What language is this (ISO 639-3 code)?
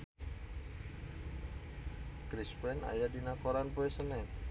sun